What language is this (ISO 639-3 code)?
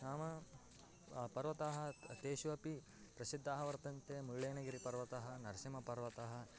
san